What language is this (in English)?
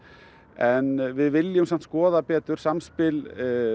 Icelandic